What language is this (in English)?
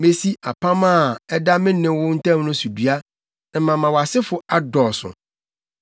Akan